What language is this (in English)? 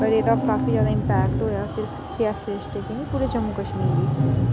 Dogri